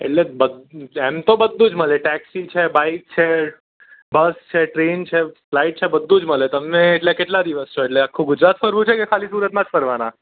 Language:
Gujarati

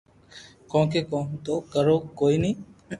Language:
Loarki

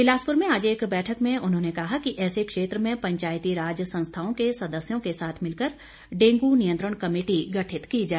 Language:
Hindi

